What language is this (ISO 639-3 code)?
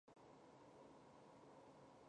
zho